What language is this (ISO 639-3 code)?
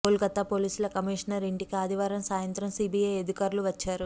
tel